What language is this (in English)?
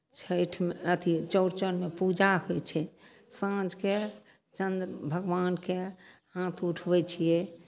Maithili